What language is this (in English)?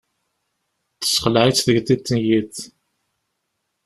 Kabyle